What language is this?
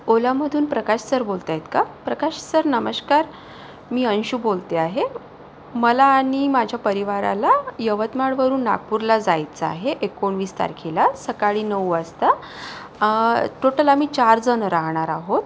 Marathi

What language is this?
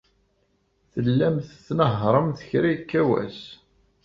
Kabyle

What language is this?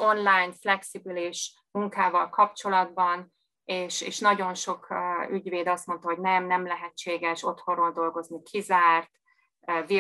Hungarian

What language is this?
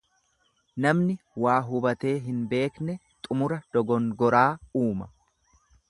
Oromo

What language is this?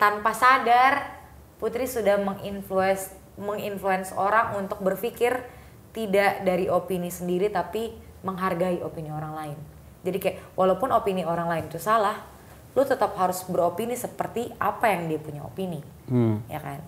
Indonesian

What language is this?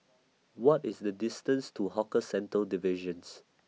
English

